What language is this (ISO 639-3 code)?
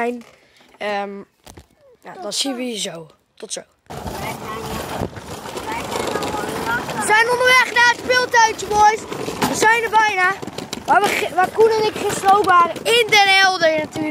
nld